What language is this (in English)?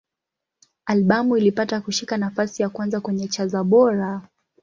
Swahili